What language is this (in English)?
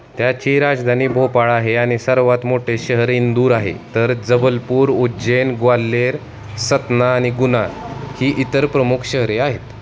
Marathi